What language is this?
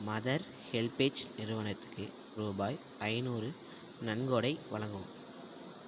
Tamil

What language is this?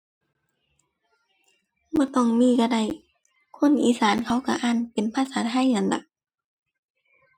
Thai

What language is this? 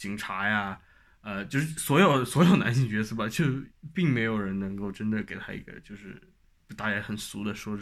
Chinese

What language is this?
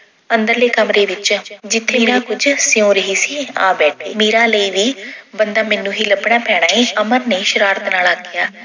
Punjabi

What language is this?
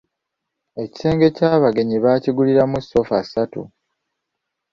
Ganda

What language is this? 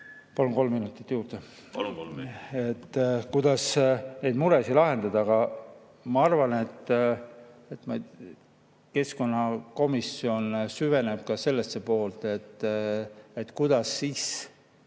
Estonian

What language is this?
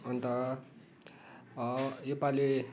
Nepali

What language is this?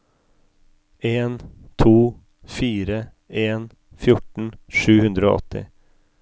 Norwegian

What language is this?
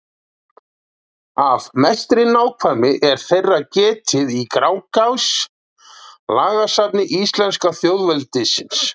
Icelandic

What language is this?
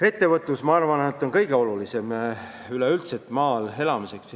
Estonian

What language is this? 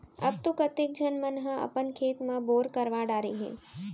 Chhattisgarhi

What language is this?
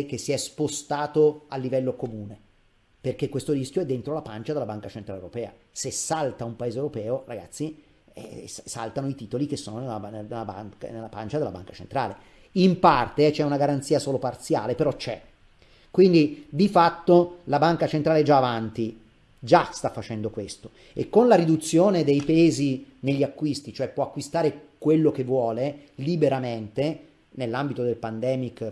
Italian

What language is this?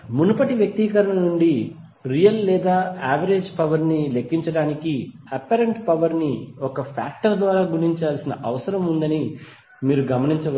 Telugu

